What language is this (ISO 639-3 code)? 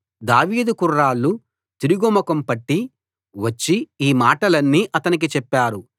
tel